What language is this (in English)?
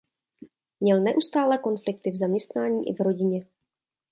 Czech